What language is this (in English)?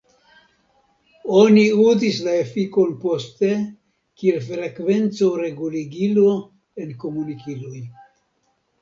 Esperanto